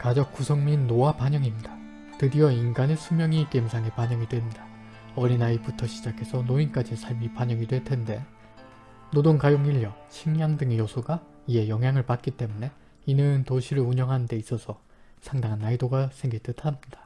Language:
Korean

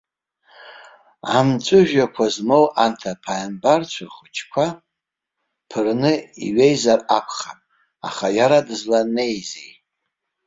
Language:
Abkhazian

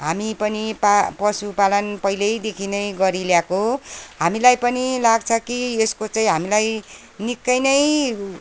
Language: Nepali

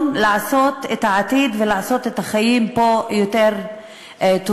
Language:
Hebrew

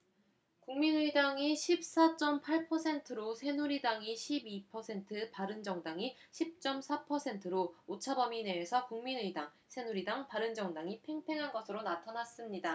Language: Korean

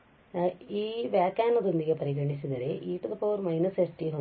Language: Kannada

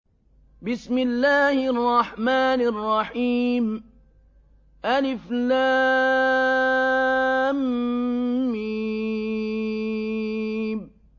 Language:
Arabic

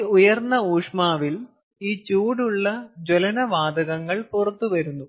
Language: Malayalam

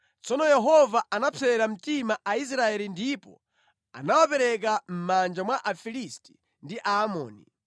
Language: Nyanja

